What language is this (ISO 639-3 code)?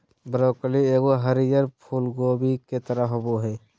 mag